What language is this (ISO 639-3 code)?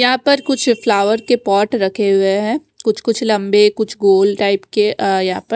hin